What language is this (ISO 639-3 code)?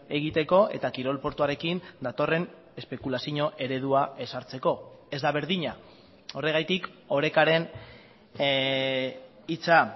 eus